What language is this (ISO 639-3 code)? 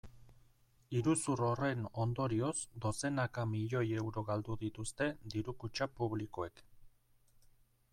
eus